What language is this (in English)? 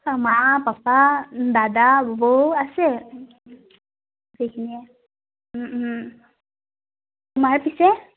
Assamese